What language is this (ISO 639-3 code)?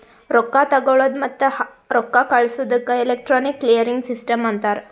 kan